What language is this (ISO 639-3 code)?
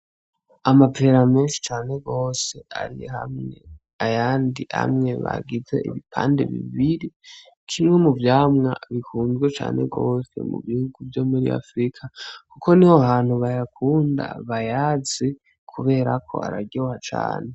run